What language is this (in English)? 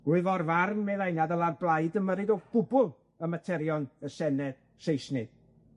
Welsh